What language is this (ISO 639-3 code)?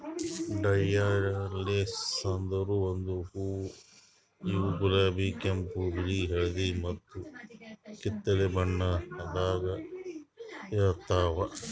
kan